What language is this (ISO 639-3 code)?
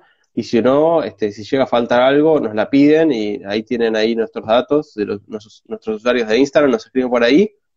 spa